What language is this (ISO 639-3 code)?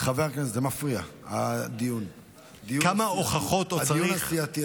heb